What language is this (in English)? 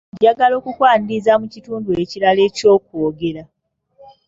Ganda